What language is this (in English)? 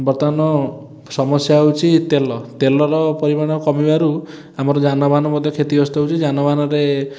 Odia